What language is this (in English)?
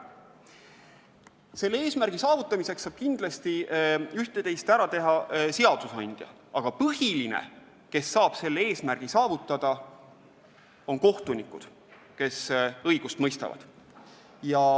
Estonian